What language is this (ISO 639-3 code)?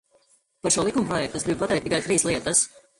lav